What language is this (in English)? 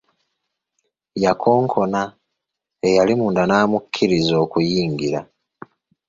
Ganda